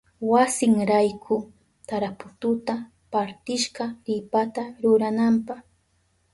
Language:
Southern Pastaza Quechua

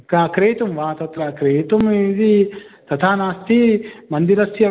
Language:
Sanskrit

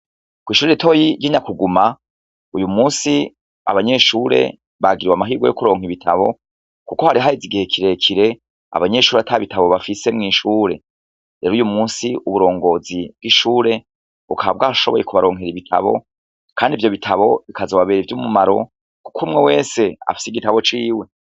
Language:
Rundi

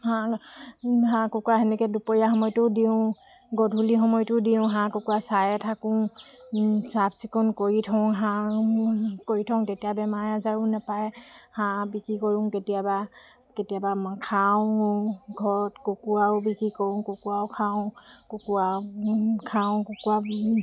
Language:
Assamese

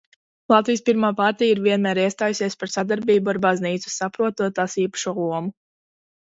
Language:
Latvian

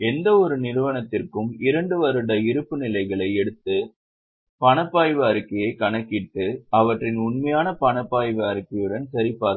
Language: Tamil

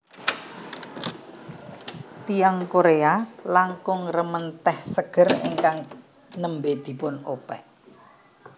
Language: Javanese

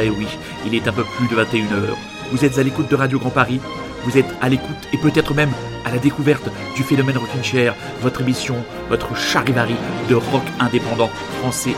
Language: French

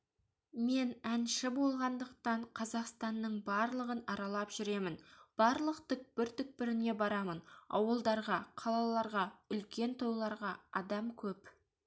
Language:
Kazakh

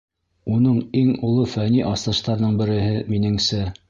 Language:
Bashkir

